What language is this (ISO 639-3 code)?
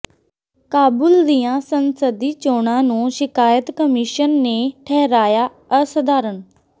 pan